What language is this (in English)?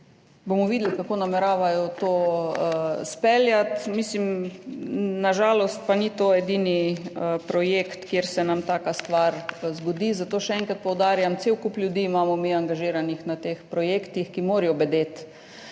Slovenian